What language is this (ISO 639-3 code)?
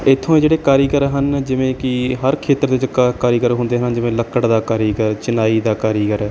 pan